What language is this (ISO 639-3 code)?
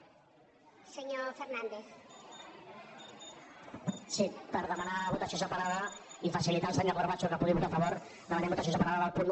cat